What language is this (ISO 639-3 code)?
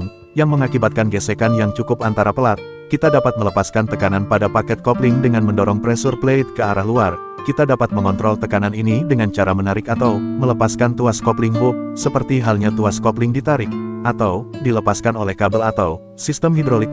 ind